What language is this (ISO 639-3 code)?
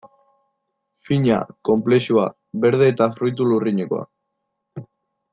eus